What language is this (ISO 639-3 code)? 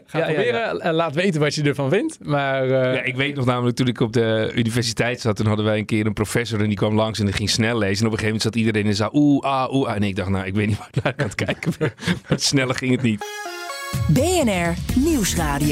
nld